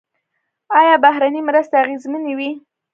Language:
Pashto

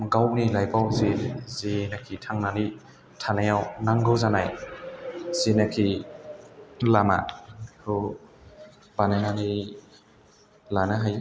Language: Bodo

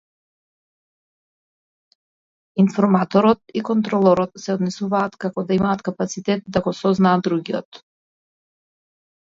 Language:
Macedonian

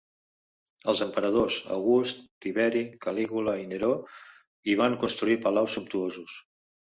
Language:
Catalan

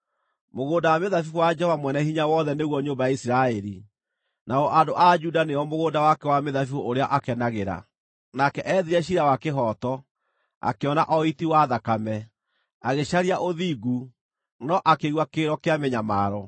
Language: Kikuyu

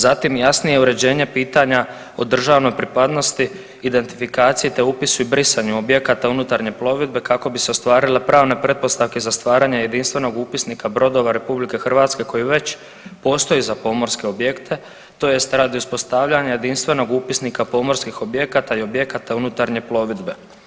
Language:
Croatian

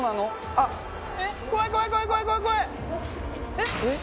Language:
Japanese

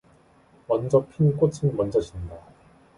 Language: Korean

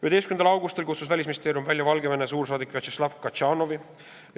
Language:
Estonian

